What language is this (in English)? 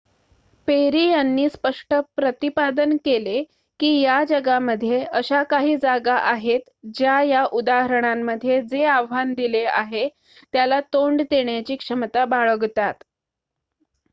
Marathi